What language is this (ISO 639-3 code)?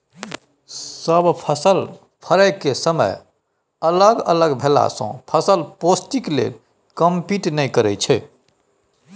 mai